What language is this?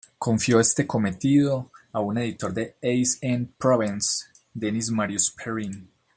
Spanish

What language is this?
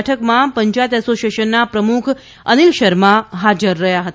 Gujarati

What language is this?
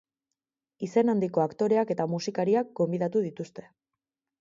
Basque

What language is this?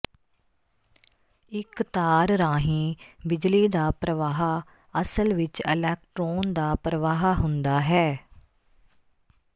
Punjabi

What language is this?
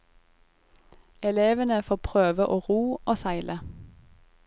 Norwegian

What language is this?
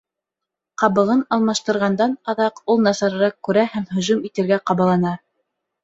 Bashkir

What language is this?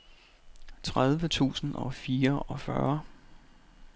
Danish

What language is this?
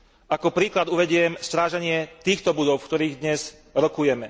Slovak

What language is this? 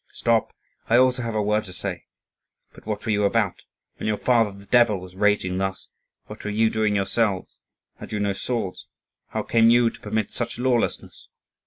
English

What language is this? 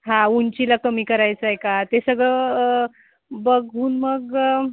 Marathi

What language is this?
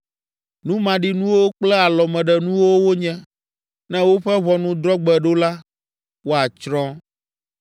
Ewe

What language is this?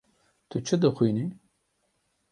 Kurdish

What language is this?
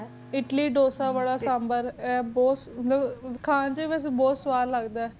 Punjabi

